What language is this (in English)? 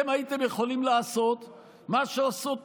Hebrew